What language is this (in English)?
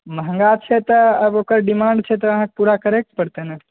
Maithili